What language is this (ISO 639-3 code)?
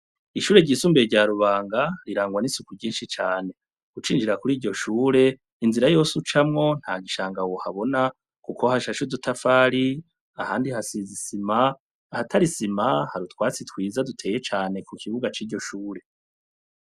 run